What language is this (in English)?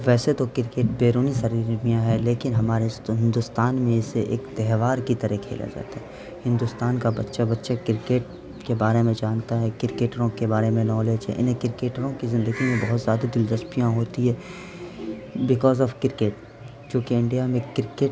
Urdu